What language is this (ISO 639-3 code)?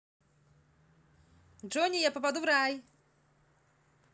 rus